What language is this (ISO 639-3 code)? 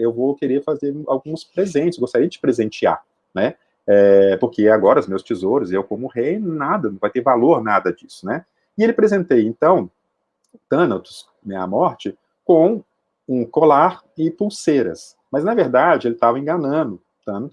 por